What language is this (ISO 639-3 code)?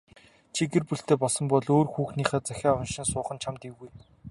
mon